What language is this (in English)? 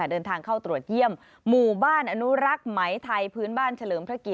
Thai